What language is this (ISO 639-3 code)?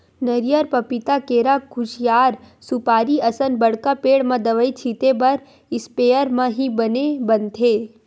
hne